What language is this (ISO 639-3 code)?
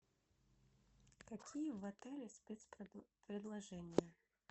rus